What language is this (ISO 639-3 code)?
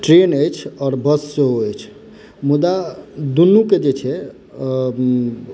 mai